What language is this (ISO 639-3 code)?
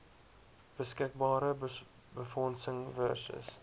afr